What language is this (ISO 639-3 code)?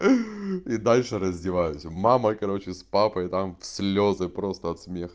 rus